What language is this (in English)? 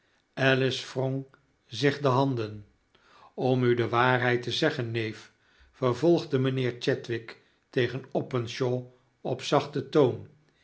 Dutch